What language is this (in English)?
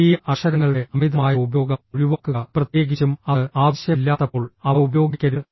Malayalam